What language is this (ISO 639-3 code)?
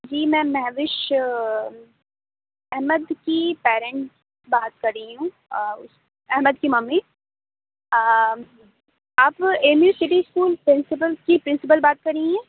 urd